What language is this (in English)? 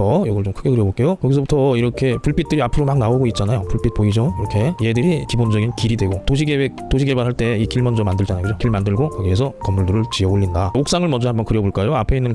Korean